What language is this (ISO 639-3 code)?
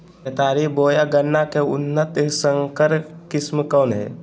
mag